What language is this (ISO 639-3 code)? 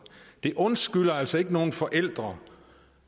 dan